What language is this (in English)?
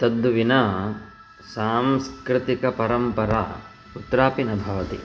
Sanskrit